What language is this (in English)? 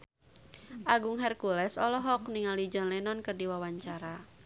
Sundanese